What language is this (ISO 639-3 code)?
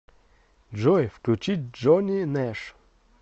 rus